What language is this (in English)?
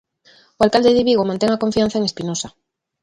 Galician